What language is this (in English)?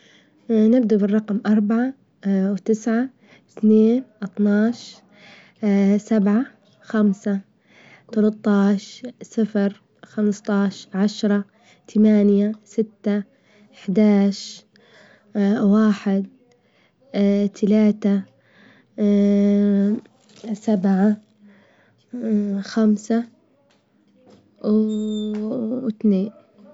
Libyan Arabic